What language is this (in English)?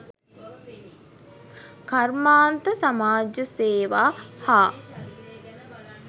Sinhala